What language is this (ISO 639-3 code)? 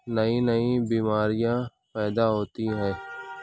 urd